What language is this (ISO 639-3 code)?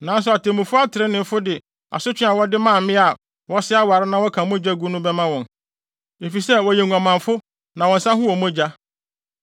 aka